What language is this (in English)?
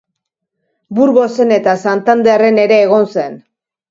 Basque